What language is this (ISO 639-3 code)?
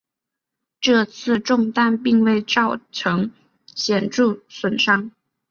zho